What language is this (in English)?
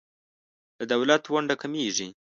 Pashto